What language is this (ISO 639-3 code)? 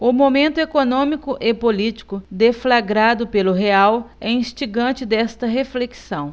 por